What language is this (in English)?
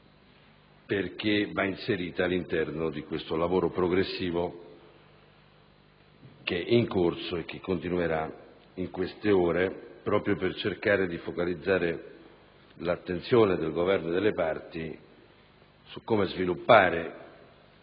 Italian